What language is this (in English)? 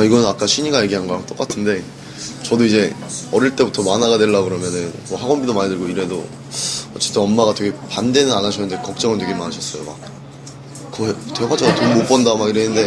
Korean